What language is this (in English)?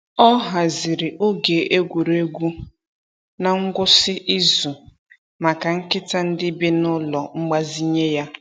Igbo